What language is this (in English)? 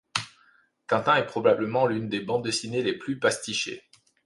French